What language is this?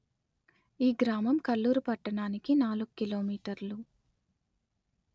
Telugu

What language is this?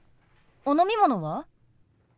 Japanese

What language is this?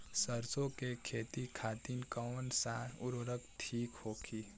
Bhojpuri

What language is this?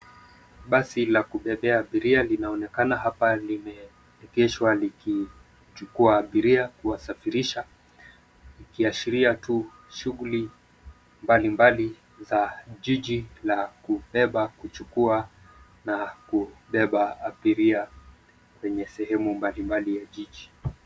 Swahili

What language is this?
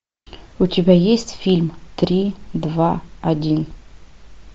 Russian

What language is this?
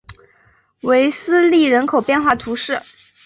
Chinese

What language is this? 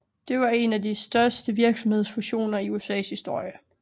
Danish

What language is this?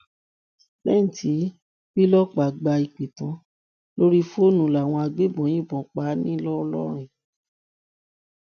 Yoruba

